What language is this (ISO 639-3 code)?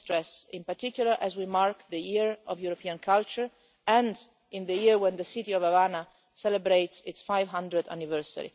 eng